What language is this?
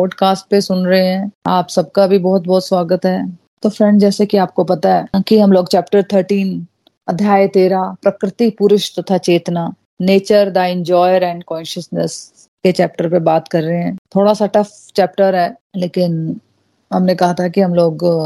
Hindi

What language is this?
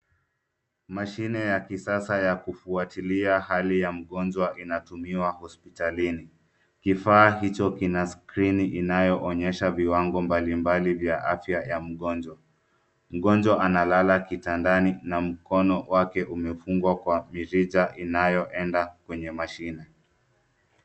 Swahili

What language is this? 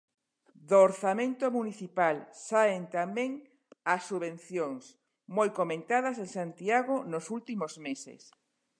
Galician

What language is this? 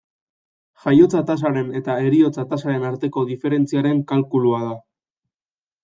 Basque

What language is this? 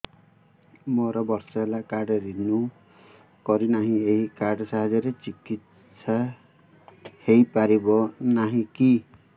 Odia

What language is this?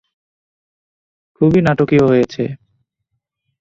Bangla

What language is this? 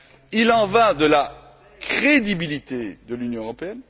French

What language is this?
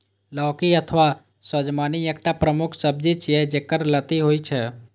Maithili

